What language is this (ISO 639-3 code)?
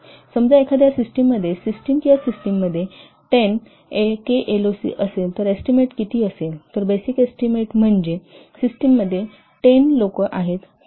mar